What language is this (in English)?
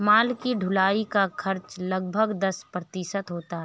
Hindi